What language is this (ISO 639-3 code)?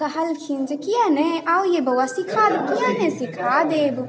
mai